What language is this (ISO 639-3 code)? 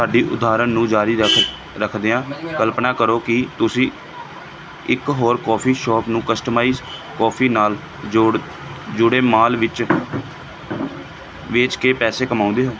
pan